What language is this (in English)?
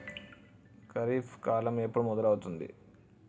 Telugu